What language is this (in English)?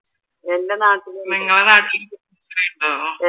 Malayalam